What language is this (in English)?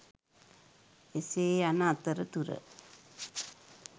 Sinhala